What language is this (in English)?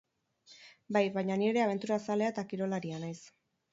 Basque